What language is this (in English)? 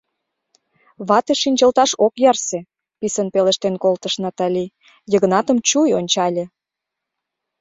Mari